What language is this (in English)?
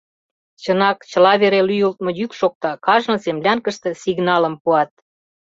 Mari